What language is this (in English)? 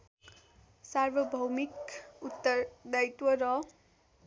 Nepali